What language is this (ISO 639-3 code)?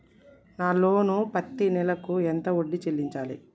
tel